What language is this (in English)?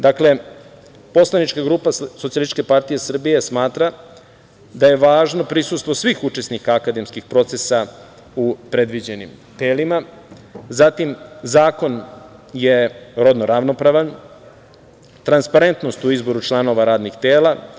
Serbian